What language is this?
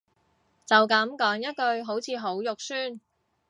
Cantonese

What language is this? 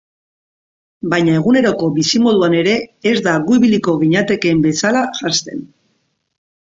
Basque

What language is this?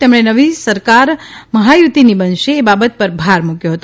Gujarati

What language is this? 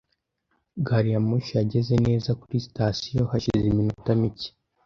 Kinyarwanda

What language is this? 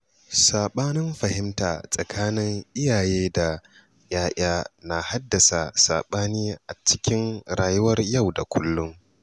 Hausa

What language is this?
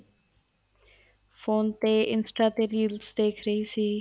Punjabi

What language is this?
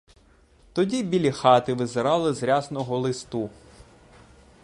Ukrainian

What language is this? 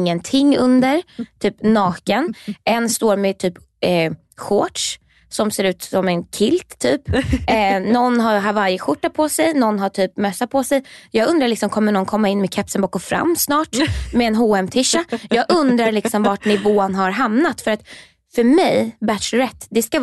Swedish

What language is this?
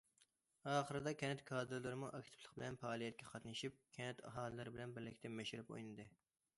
Uyghur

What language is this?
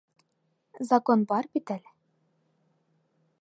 Bashkir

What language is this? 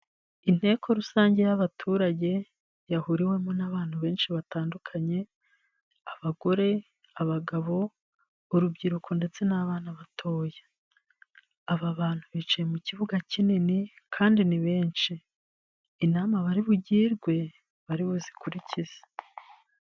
Kinyarwanda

